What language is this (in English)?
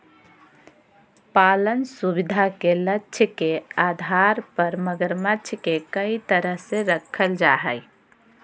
Magahi